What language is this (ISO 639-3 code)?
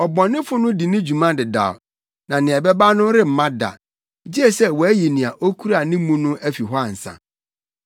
aka